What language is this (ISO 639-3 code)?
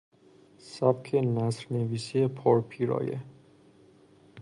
fas